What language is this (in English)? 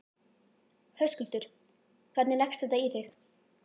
Icelandic